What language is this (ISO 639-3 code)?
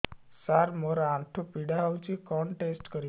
ori